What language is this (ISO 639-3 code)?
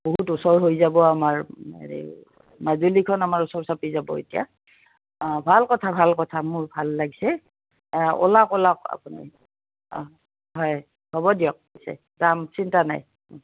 asm